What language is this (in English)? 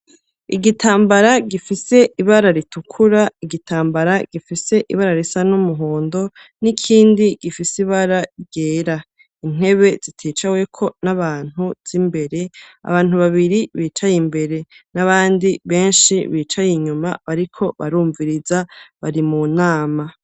Rundi